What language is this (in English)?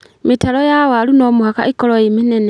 Kikuyu